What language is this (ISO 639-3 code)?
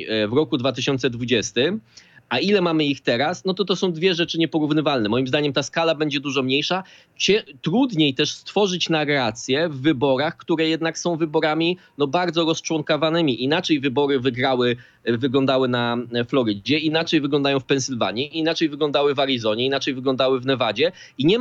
pol